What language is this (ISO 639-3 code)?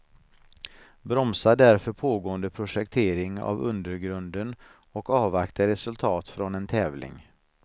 swe